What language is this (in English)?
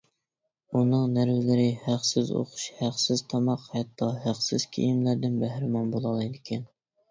Uyghur